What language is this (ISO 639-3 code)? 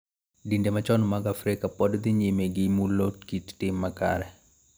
luo